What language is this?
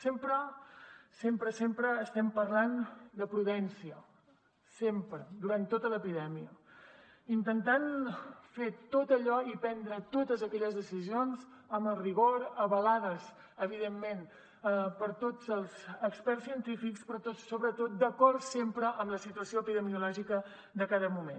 Catalan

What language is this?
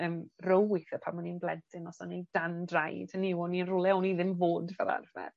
Welsh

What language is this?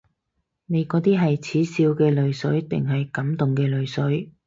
Cantonese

